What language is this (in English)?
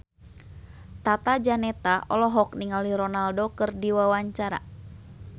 Sundanese